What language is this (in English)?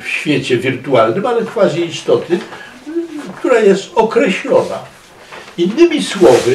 Polish